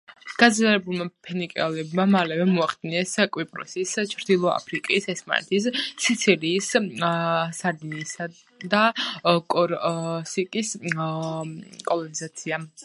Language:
Georgian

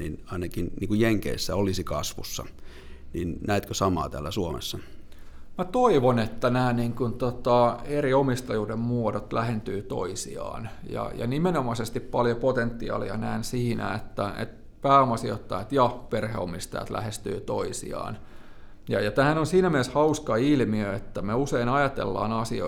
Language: Finnish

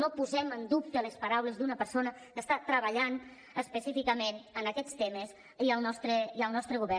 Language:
Catalan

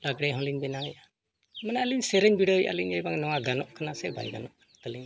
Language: Santali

